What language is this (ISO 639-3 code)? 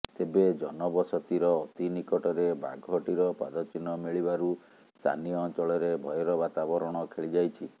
ori